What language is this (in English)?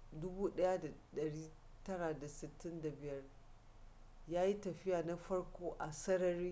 Hausa